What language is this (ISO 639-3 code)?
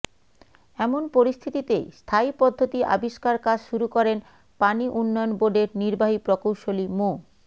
ben